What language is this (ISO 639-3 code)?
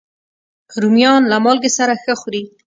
pus